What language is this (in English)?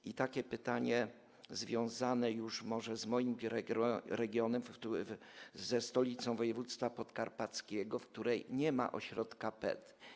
Polish